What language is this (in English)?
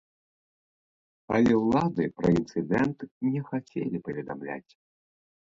Belarusian